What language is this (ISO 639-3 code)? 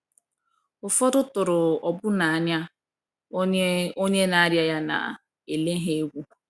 ibo